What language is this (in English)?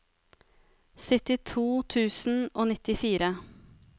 Norwegian